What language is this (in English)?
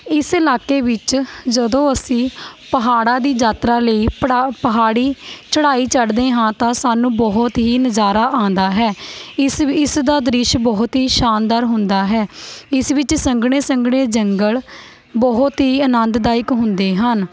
Punjabi